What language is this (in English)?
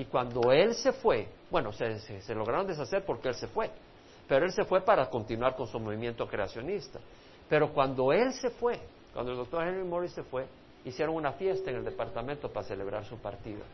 Spanish